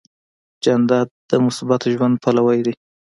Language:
Pashto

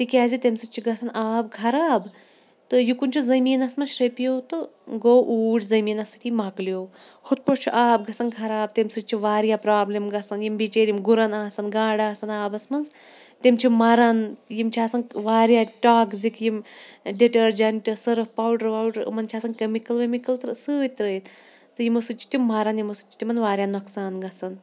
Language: Kashmiri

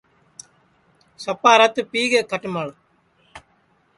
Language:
Sansi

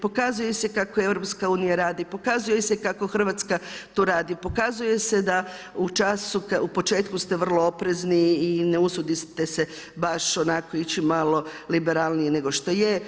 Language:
Croatian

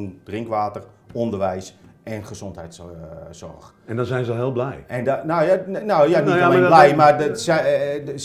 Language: Dutch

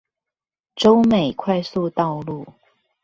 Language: Chinese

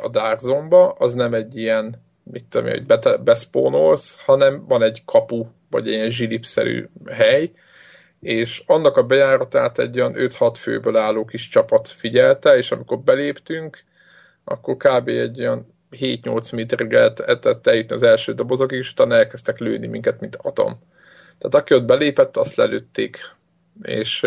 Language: Hungarian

